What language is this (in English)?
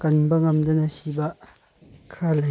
Manipuri